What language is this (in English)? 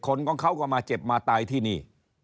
Thai